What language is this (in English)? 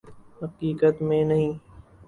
Urdu